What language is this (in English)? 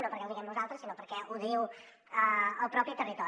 Catalan